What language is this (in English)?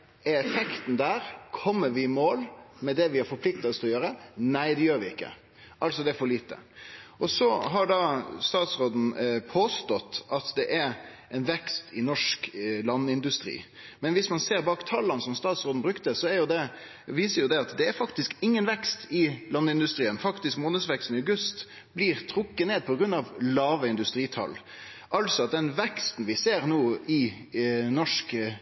Norwegian Nynorsk